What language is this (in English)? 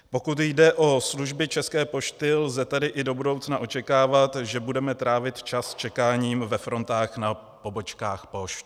Czech